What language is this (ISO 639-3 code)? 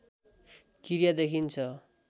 nep